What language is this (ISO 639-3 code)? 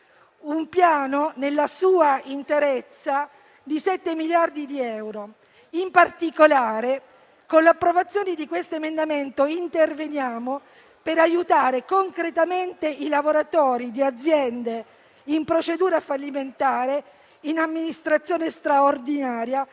ita